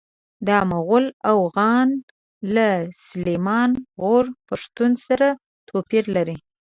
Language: Pashto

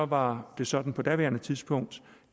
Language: Danish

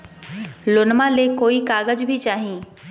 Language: Magahi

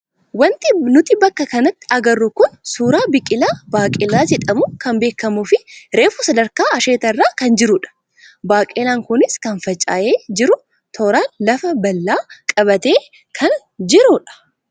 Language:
Oromo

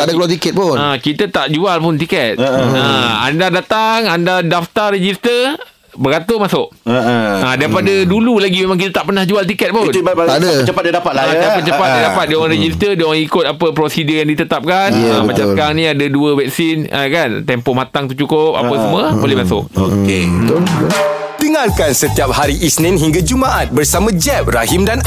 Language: Malay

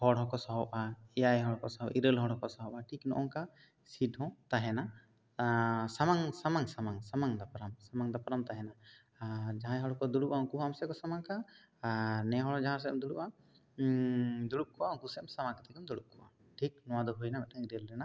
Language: Santali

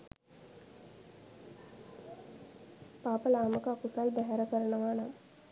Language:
Sinhala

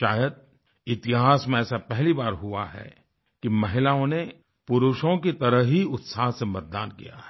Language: Hindi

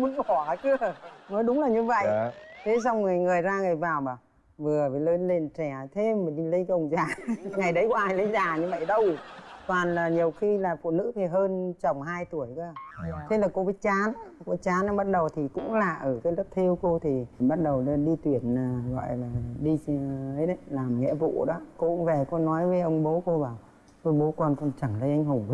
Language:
Vietnamese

